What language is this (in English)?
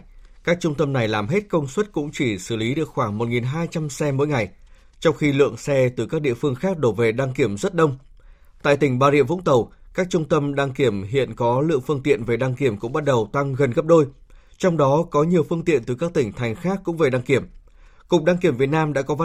Vietnamese